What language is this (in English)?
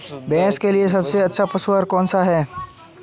Hindi